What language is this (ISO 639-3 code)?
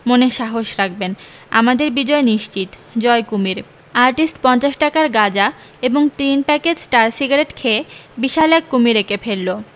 ben